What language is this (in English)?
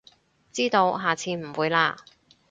Cantonese